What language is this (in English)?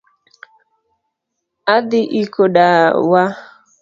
Luo (Kenya and Tanzania)